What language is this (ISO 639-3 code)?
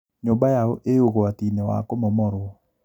kik